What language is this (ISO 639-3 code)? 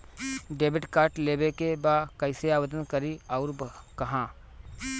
bho